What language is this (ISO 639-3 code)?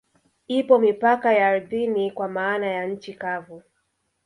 swa